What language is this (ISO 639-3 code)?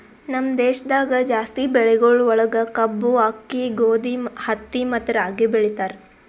kan